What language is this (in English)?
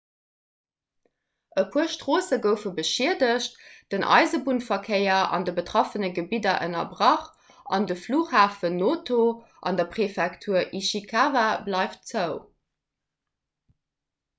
Luxembourgish